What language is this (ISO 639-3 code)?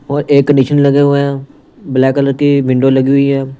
hin